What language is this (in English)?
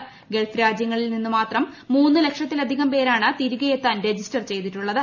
Malayalam